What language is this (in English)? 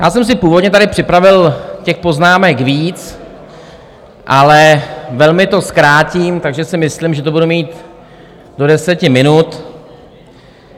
Czech